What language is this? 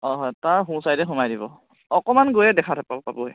Assamese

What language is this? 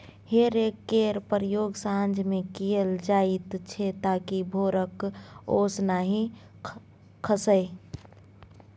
Maithili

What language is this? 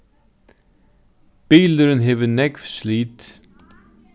Faroese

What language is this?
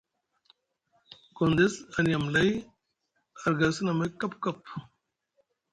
Musgu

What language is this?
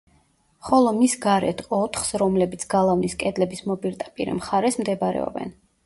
Georgian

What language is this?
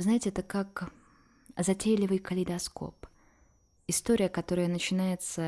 Russian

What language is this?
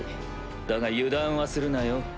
Japanese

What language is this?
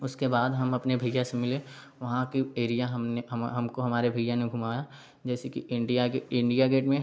Hindi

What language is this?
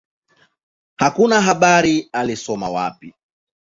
Swahili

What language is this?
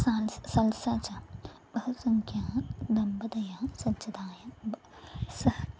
Sanskrit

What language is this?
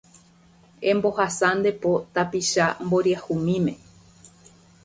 Guarani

